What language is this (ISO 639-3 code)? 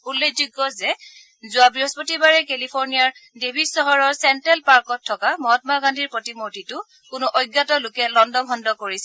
asm